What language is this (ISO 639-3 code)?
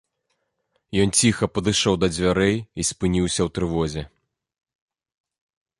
bel